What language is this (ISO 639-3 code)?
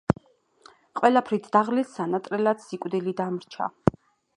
kat